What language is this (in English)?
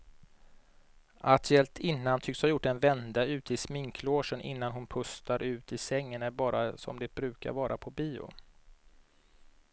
Swedish